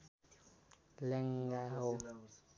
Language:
Nepali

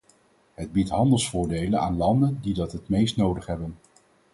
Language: Dutch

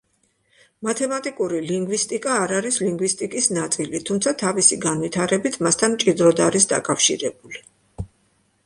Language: Georgian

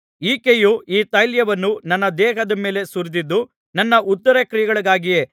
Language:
Kannada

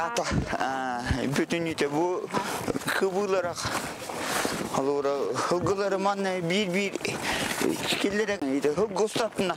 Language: Arabic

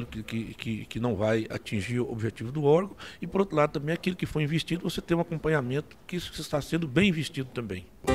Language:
Portuguese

